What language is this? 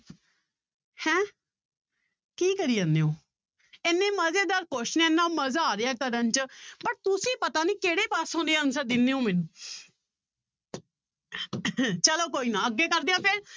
Punjabi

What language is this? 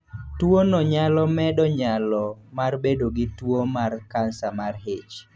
Luo (Kenya and Tanzania)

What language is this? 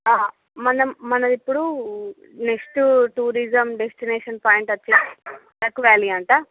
Telugu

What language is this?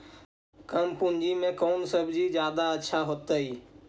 Magahi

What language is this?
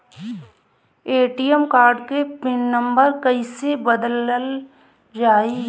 Bhojpuri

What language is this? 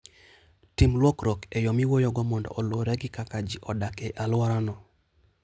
Luo (Kenya and Tanzania)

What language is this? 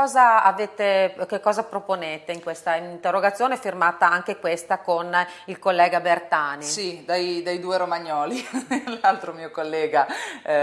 Italian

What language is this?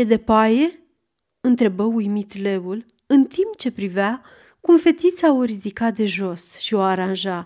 Romanian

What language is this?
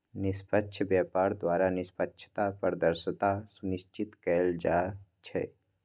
Magahi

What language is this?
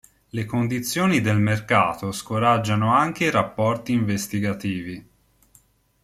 Italian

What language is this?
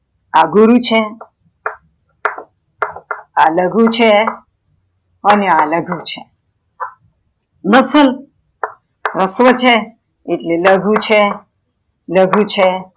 Gujarati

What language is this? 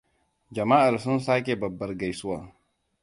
Hausa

